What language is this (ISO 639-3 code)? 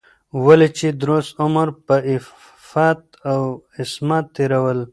pus